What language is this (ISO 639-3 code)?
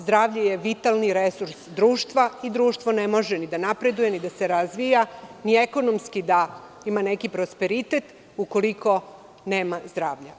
srp